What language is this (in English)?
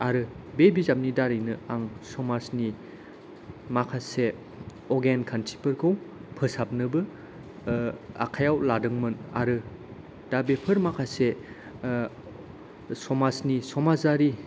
Bodo